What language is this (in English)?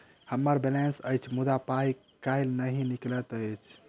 Maithili